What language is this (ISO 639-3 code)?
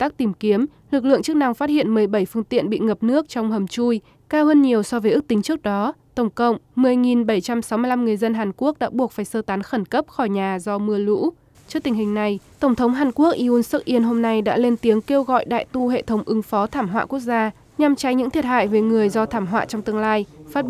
vie